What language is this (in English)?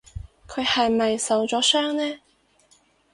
Cantonese